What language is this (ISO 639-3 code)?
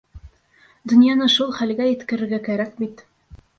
bak